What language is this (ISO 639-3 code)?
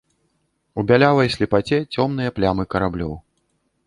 bel